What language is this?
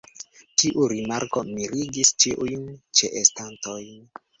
Esperanto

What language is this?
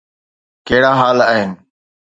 Sindhi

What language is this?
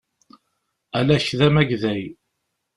Kabyle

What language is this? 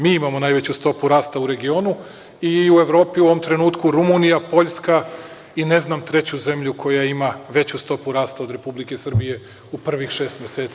Serbian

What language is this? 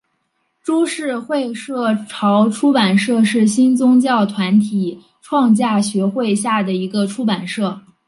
Chinese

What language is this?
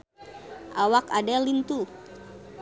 Sundanese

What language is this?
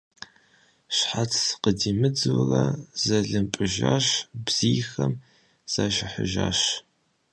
Kabardian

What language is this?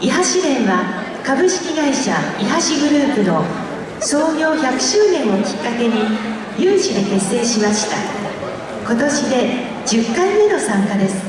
Japanese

